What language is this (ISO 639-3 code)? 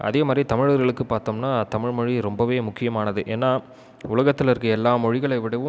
tam